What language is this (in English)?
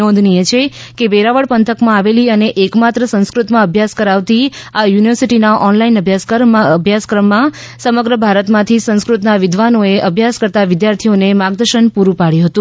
Gujarati